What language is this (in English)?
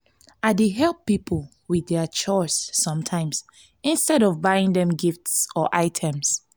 Nigerian Pidgin